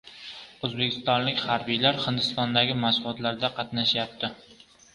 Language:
Uzbek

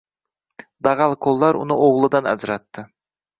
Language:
Uzbek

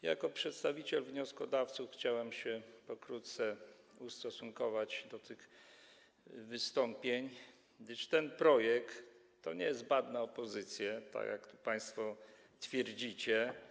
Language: Polish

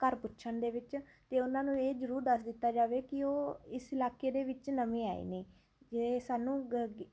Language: Punjabi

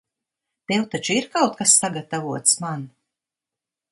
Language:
Latvian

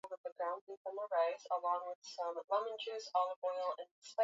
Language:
Swahili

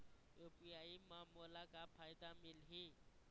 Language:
Chhattisgarhi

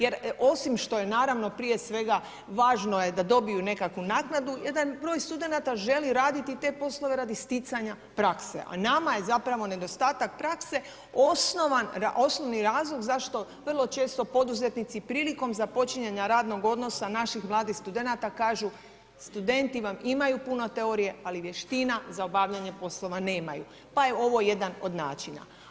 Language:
Croatian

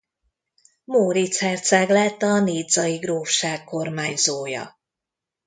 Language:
Hungarian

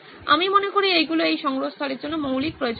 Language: Bangla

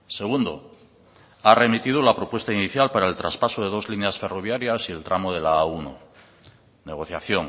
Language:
Spanish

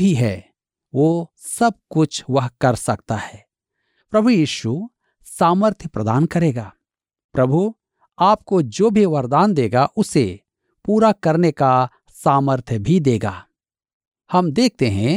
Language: Hindi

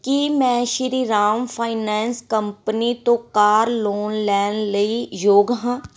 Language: Punjabi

